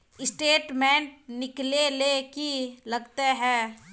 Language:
Magahi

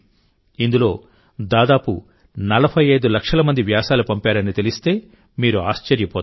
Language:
Telugu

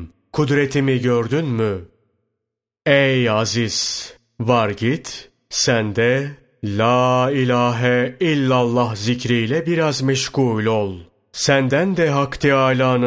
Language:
Turkish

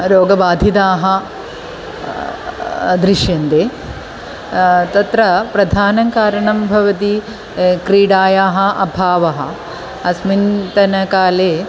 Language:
Sanskrit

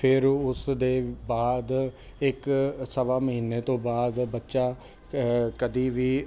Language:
Punjabi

